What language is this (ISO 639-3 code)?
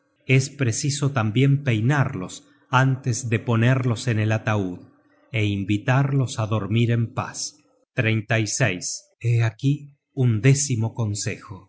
spa